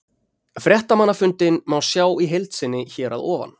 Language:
Icelandic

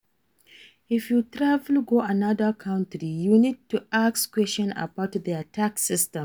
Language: Nigerian Pidgin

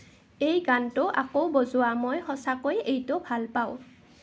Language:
Assamese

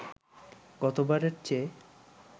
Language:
Bangla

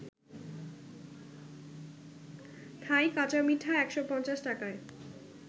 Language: Bangla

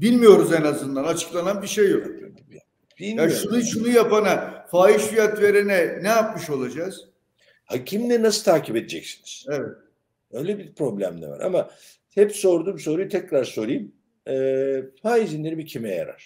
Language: Turkish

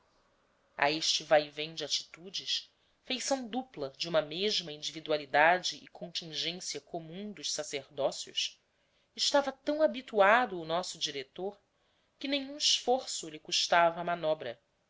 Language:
Portuguese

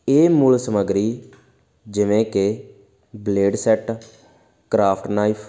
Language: Punjabi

